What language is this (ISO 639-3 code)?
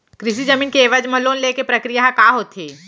hne